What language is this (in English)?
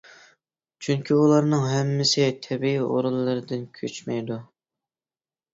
Uyghur